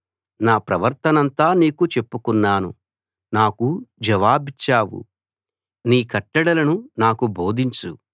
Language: Telugu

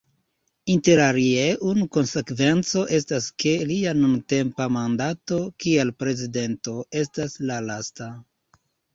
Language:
Esperanto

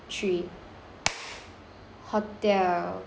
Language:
English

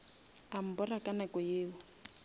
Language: Northern Sotho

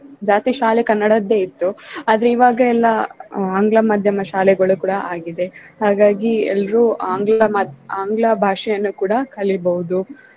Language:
Kannada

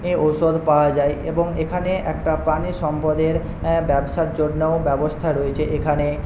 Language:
Bangla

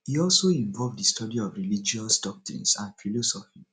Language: Nigerian Pidgin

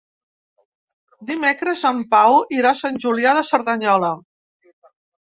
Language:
Catalan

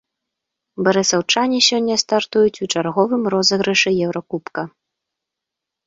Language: Belarusian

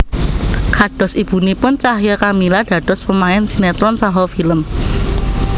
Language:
Javanese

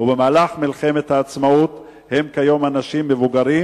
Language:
Hebrew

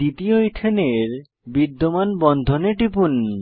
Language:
Bangla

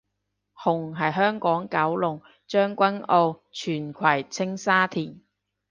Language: Cantonese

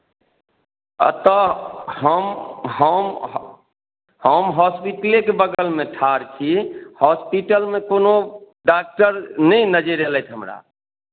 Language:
Maithili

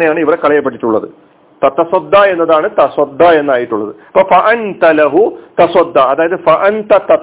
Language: Malayalam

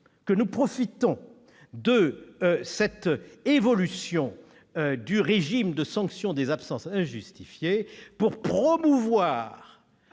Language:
French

